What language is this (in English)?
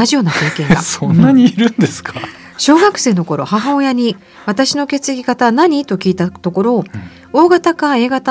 Japanese